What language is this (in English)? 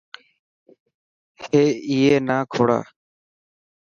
Dhatki